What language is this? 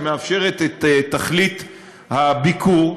Hebrew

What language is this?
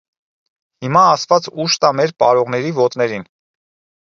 Armenian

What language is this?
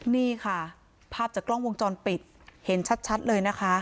Thai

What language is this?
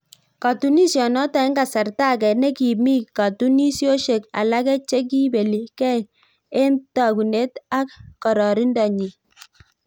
Kalenjin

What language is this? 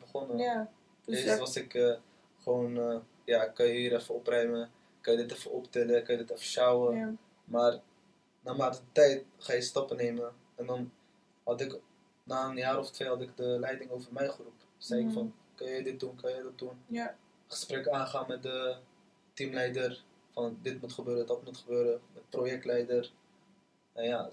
Dutch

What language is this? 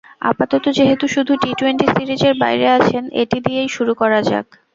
Bangla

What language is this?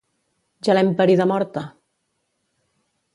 Catalan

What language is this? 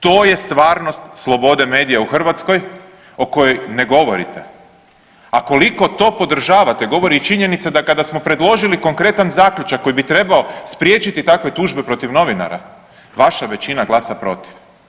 Croatian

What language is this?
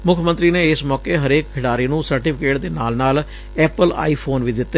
Punjabi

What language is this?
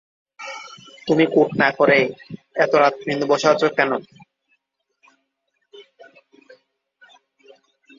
Bangla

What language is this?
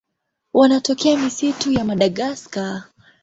Swahili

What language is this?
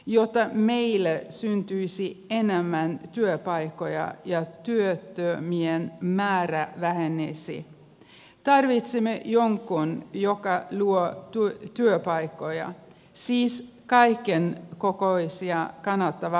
Finnish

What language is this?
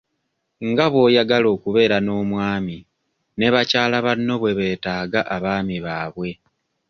Ganda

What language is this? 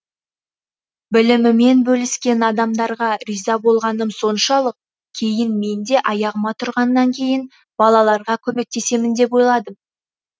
Kazakh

